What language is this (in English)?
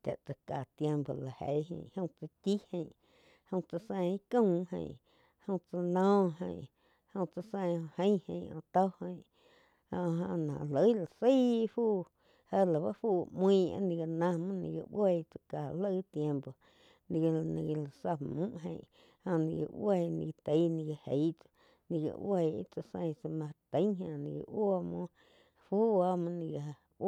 Quiotepec Chinantec